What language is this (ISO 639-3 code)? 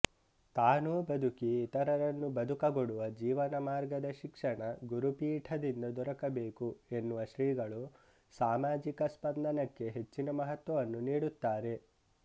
kan